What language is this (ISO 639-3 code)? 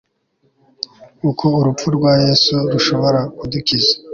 kin